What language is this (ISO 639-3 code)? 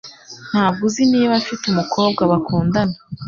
kin